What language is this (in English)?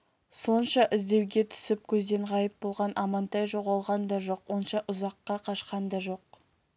Kazakh